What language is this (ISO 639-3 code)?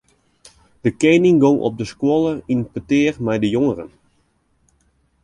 fry